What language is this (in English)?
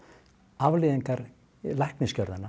Icelandic